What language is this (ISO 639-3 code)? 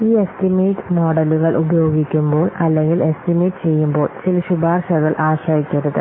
mal